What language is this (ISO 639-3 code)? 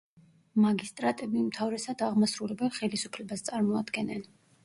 kat